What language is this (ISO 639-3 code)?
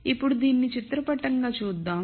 tel